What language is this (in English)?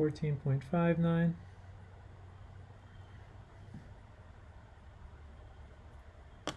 English